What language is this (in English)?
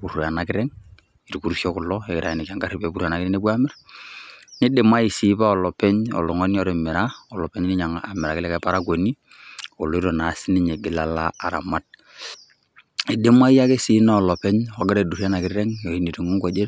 Masai